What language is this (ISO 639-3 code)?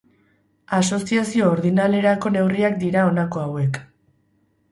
eus